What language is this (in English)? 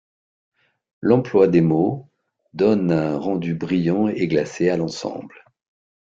French